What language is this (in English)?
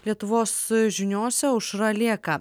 Lithuanian